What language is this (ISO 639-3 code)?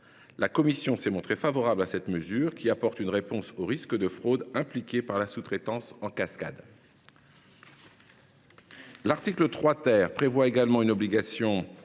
fra